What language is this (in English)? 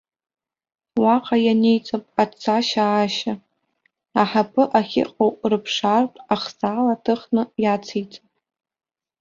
Abkhazian